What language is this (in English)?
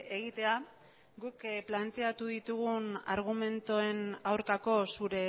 Basque